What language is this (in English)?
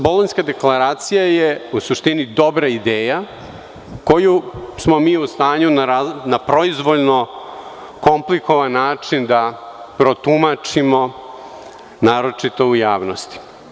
Serbian